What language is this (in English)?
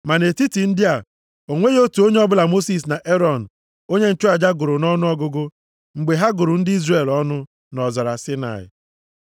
Igbo